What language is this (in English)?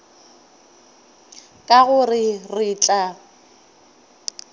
Northern Sotho